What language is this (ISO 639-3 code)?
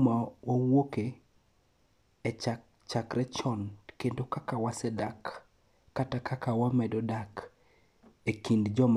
luo